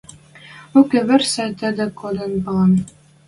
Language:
Western Mari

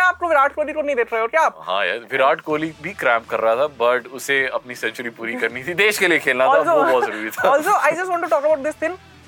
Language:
Hindi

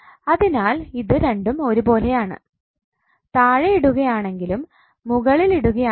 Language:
Malayalam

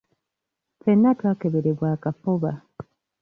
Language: Ganda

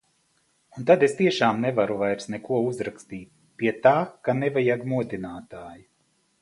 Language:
Latvian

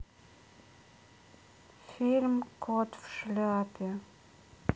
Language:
Russian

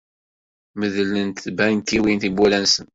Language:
Kabyle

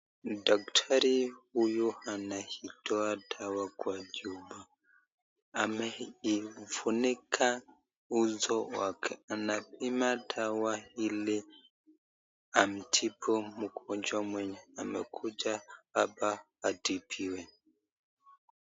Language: Swahili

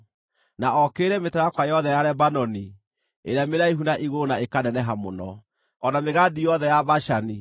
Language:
Kikuyu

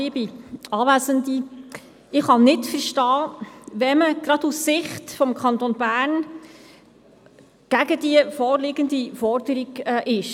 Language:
Swiss German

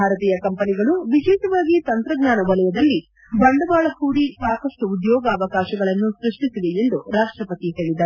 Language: Kannada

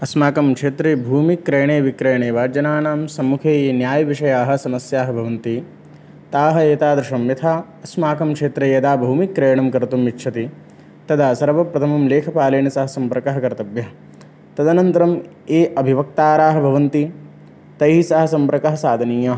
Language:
Sanskrit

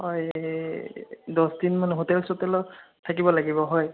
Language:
Assamese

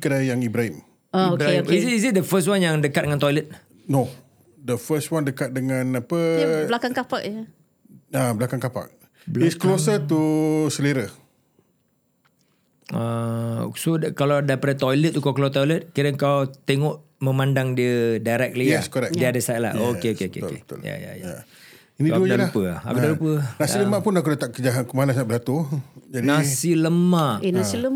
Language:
Malay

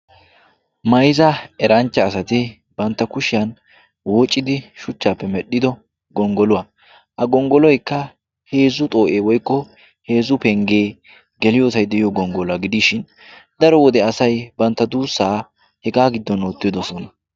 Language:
Wolaytta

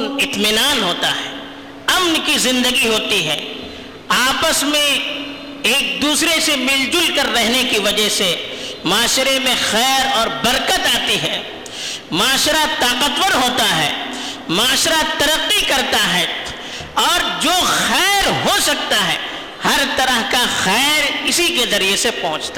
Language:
Urdu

